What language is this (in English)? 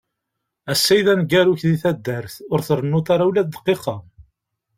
Kabyle